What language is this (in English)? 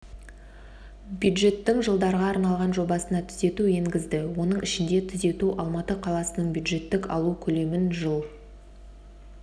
Kazakh